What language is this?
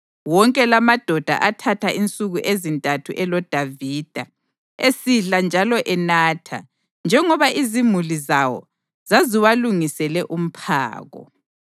North Ndebele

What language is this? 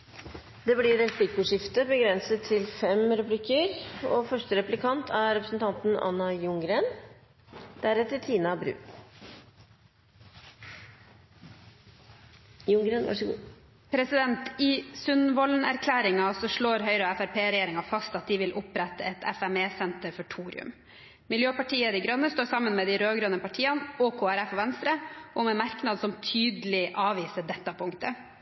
Norwegian Bokmål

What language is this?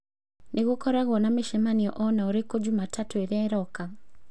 Kikuyu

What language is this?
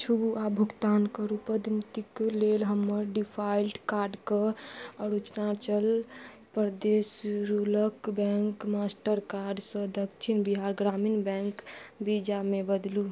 Maithili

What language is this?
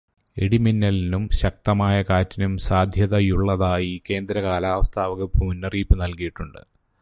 Malayalam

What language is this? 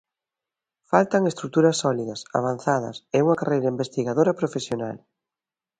Galician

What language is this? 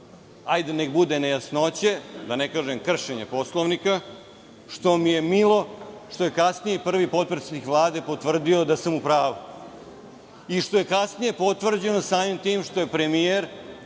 Serbian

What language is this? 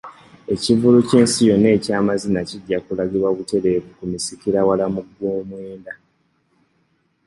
Ganda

